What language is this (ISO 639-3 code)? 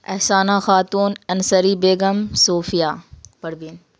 urd